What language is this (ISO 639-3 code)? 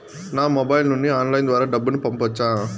tel